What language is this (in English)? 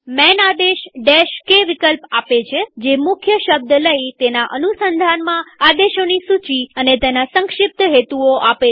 Gujarati